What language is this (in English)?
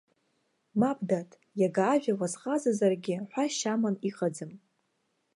Abkhazian